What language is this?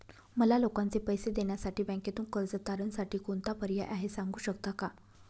Marathi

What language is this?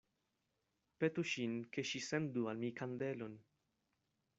Esperanto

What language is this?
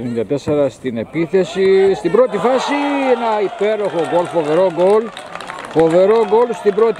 Greek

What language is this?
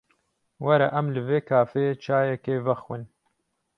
Kurdish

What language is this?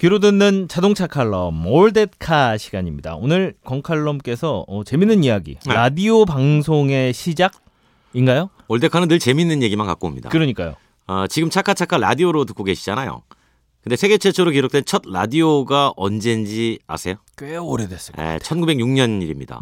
Korean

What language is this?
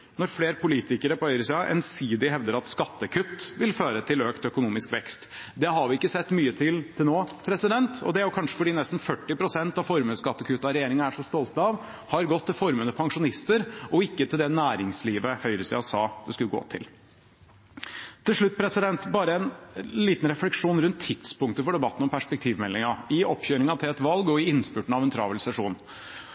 Norwegian Bokmål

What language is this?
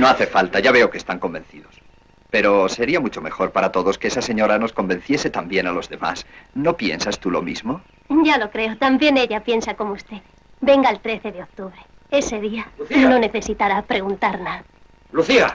Spanish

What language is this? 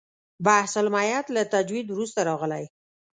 Pashto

